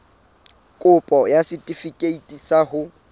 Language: Southern Sotho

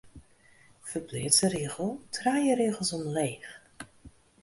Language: Western Frisian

